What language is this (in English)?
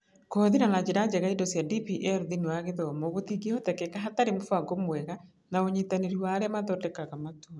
Kikuyu